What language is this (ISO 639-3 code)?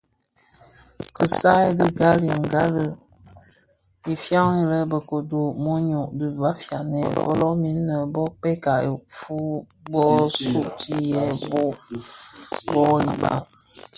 ksf